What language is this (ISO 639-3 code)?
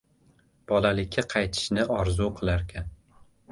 uzb